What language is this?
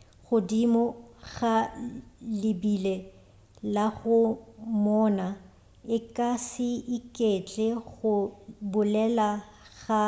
Northern Sotho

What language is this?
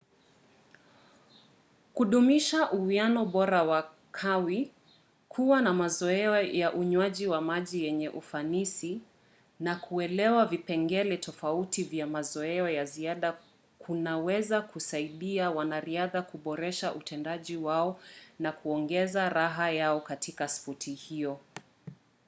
Swahili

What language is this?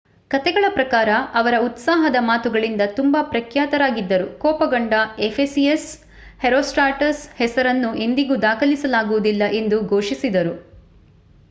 Kannada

